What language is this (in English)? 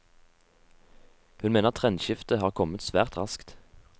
Norwegian